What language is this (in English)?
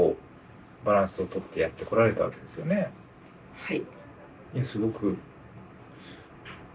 Japanese